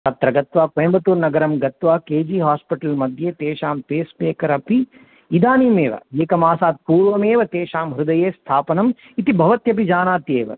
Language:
Sanskrit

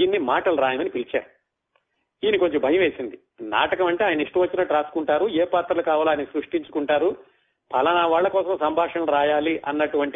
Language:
Telugu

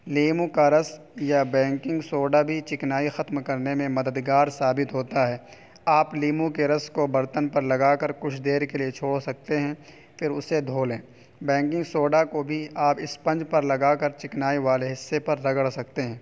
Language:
Urdu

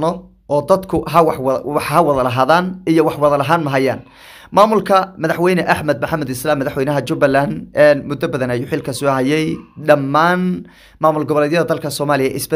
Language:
Arabic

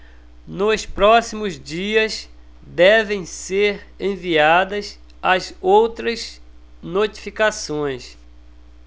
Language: Portuguese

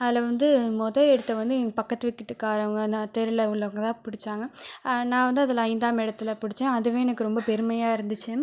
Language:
Tamil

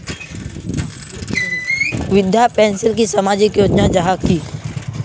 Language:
Magahi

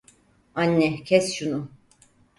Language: Turkish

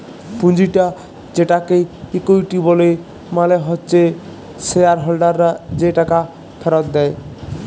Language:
Bangla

